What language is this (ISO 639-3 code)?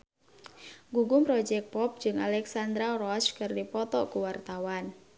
sun